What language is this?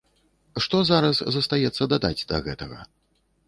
Belarusian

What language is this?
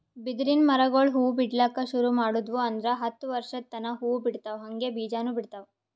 Kannada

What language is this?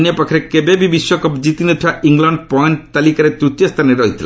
Odia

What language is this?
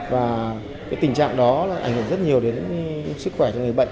Vietnamese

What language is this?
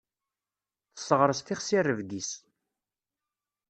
Kabyle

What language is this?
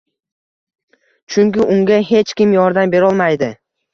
Uzbek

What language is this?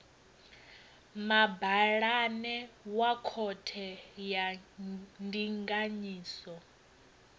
Venda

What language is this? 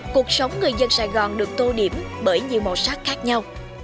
Vietnamese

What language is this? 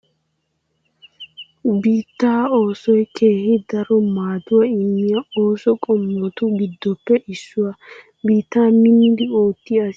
Wolaytta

